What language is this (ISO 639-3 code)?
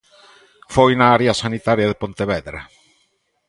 glg